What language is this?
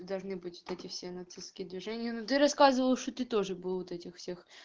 Russian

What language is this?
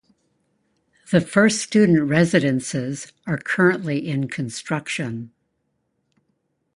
English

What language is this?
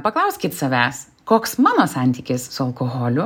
Lithuanian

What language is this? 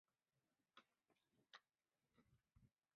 Chinese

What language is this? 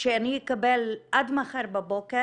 Hebrew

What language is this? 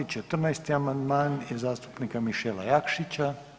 Croatian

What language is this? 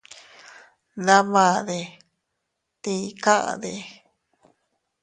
Teutila Cuicatec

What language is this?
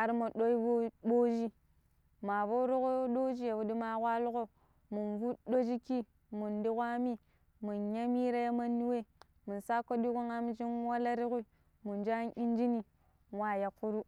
Pero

